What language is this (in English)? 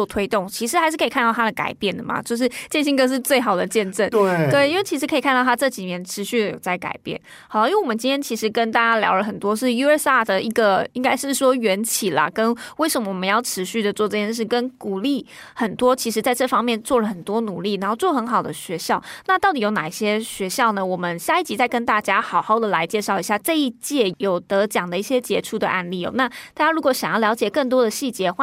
Chinese